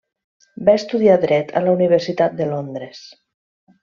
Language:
Catalan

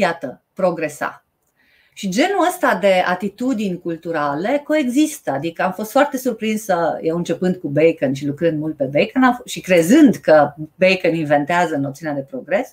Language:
Romanian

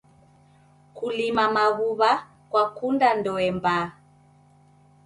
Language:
Taita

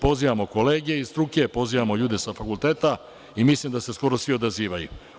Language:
Serbian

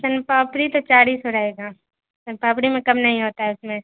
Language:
Urdu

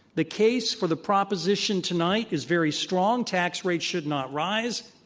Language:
English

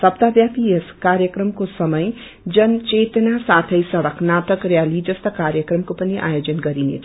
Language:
Nepali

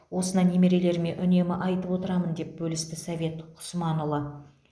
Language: Kazakh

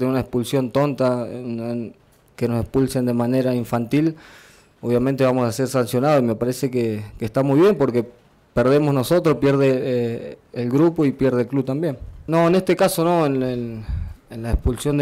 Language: Spanish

